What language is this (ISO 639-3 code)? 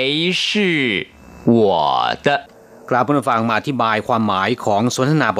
tha